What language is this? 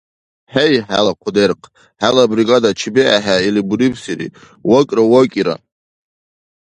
Dargwa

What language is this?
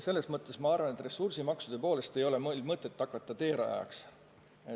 Estonian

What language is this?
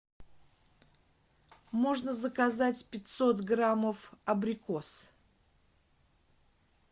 Russian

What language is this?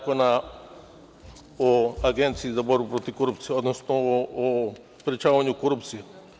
Serbian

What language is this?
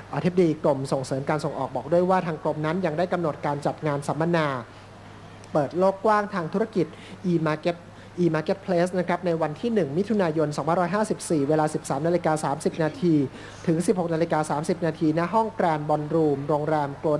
Thai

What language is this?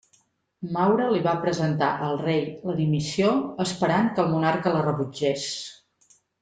Catalan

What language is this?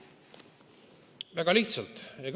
Estonian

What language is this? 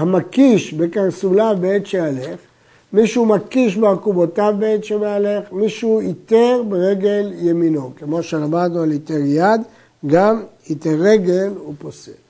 Hebrew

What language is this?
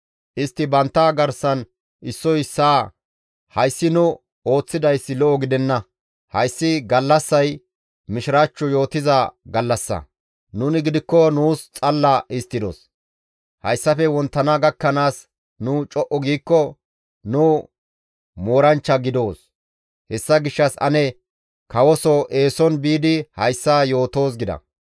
Gamo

